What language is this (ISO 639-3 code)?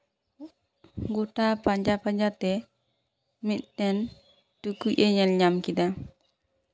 sat